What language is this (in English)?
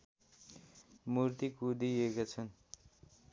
Nepali